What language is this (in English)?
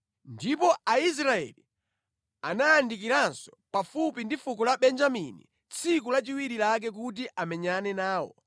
Nyanja